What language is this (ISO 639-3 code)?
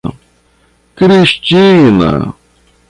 por